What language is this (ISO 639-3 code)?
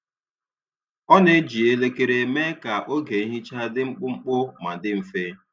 ibo